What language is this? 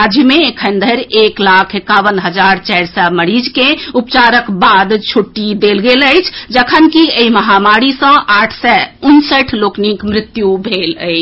Maithili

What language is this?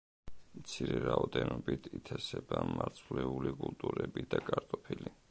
Georgian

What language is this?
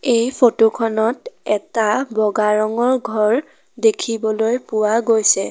Assamese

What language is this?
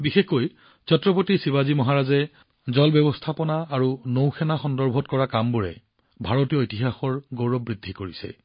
Assamese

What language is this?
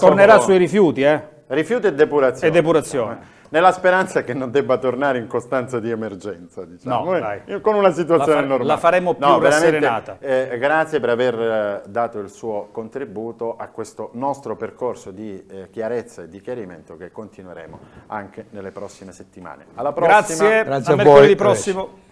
Italian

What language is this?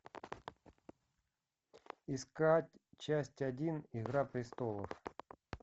Russian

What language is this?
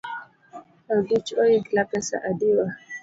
Luo (Kenya and Tanzania)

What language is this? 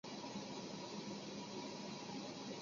Chinese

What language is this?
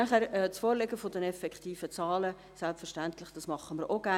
Swiss German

